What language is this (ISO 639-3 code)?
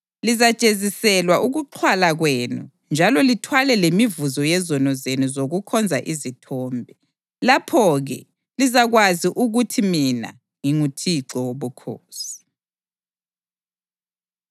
nde